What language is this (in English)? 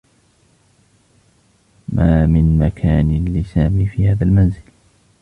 Arabic